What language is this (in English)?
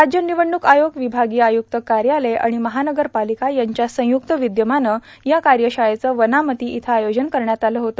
Marathi